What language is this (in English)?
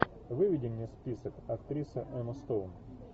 Russian